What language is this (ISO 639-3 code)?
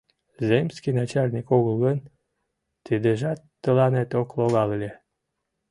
chm